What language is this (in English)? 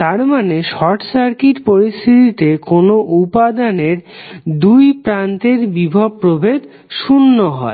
Bangla